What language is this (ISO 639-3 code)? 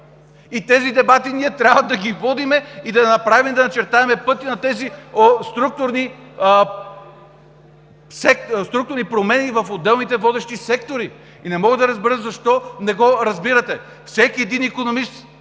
bul